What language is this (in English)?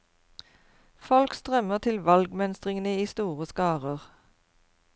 Norwegian